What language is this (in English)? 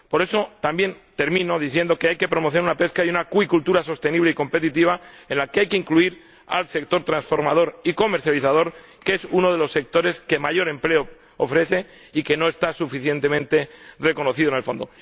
Spanish